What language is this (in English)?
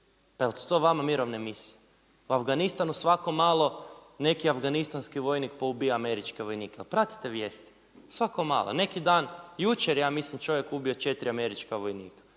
Croatian